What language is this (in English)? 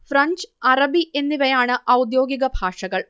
Malayalam